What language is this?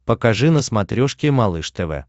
Russian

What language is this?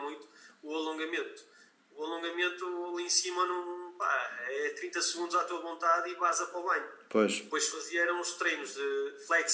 Portuguese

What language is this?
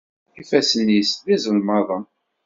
Kabyle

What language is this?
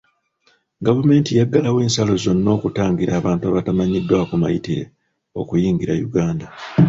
Ganda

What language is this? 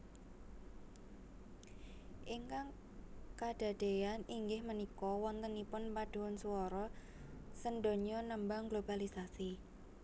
Javanese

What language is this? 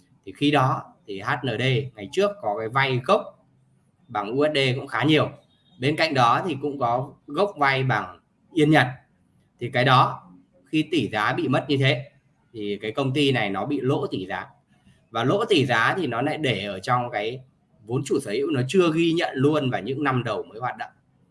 Vietnamese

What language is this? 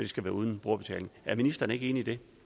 Danish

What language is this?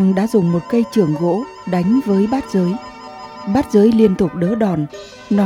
Vietnamese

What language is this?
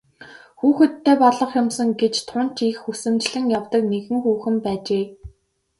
Mongolian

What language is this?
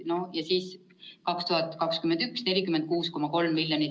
Estonian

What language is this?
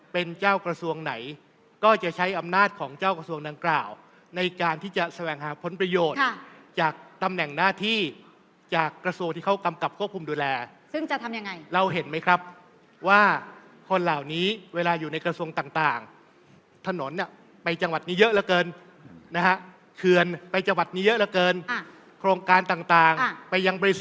Thai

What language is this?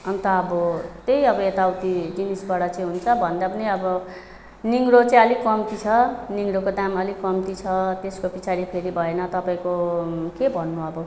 Nepali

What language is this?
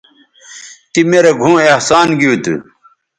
Bateri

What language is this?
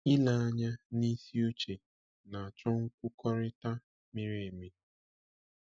Igbo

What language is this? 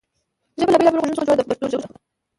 Pashto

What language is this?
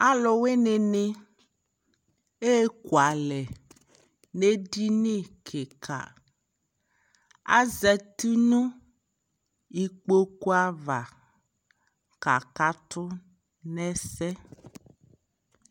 Ikposo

